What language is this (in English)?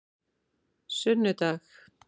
Icelandic